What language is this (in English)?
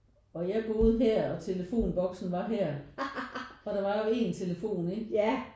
Danish